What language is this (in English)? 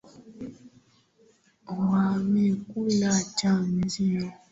Swahili